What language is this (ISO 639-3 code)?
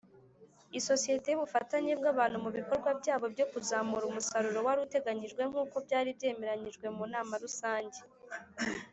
kin